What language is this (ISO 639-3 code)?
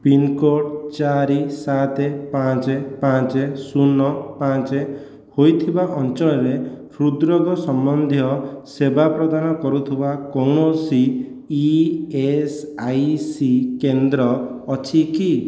ori